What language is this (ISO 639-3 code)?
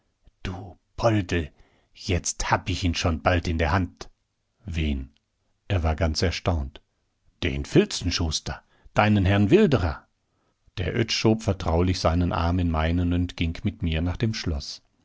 deu